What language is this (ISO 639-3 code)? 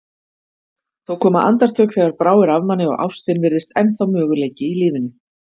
isl